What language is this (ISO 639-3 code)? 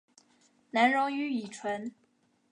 zho